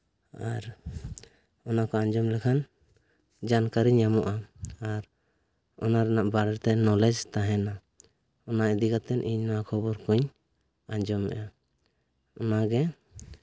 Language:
Santali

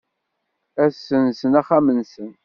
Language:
Kabyle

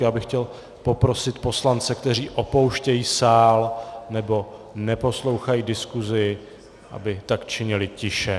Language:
Czech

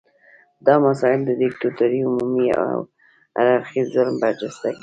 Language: Pashto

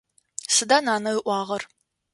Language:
Adyghe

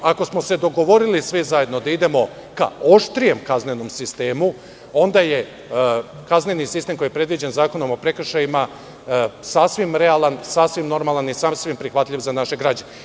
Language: Serbian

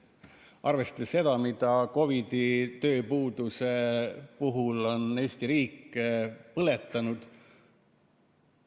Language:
Estonian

